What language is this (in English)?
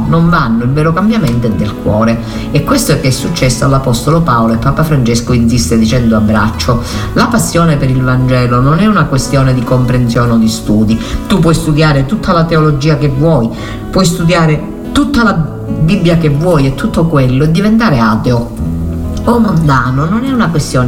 Italian